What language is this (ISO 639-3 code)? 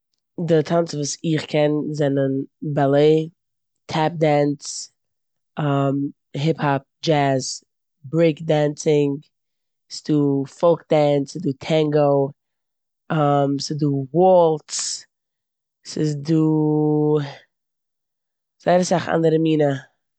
yid